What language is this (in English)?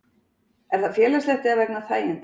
Icelandic